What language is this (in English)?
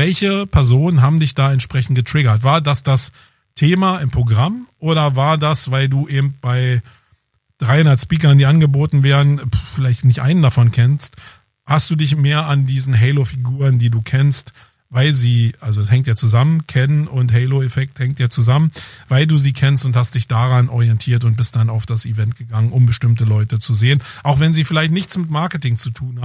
German